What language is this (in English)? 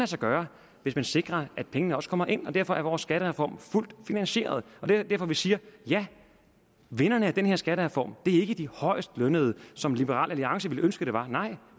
Danish